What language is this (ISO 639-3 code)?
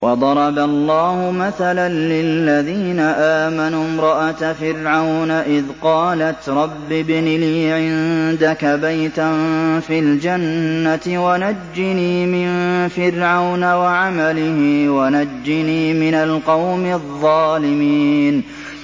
ara